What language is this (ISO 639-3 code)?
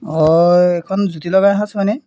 asm